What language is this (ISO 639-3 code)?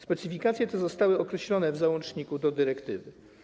pol